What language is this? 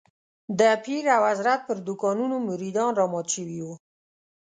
Pashto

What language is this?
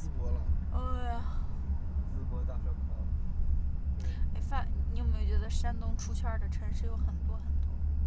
Chinese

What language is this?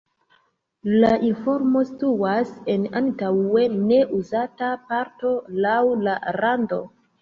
Esperanto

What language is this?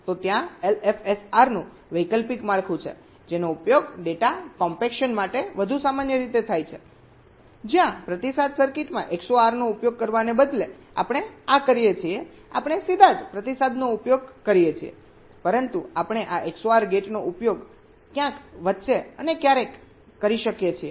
Gujarati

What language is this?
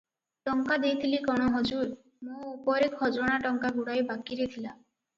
Odia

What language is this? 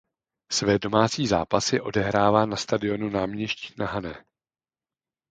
Czech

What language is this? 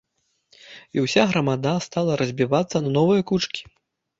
Belarusian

